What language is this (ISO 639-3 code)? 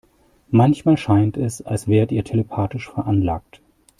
deu